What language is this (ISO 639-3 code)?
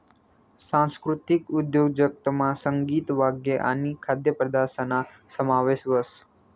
mar